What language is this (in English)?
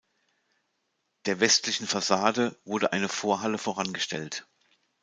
German